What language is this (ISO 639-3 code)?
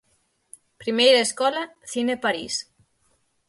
glg